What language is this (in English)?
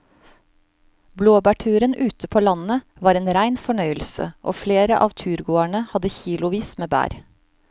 Norwegian